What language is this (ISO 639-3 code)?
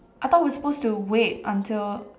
eng